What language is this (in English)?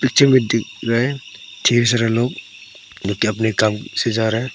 Hindi